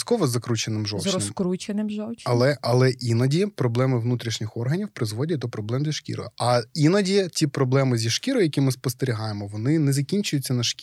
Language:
Ukrainian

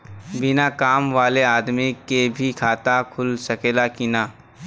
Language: Bhojpuri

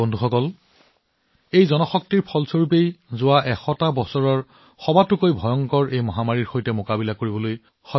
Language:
Assamese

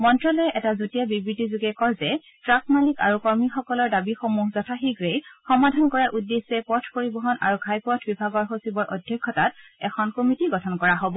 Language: Assamese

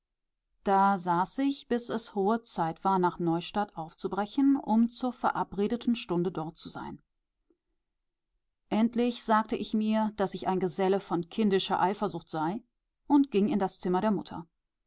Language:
German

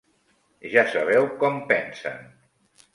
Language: Catalan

